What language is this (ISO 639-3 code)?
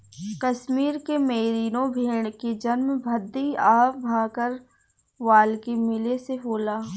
bho